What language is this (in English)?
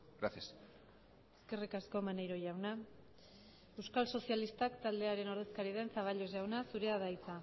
Basque